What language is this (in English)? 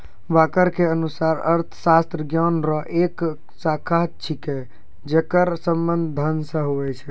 Maithili